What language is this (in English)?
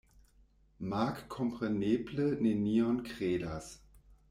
Esperanto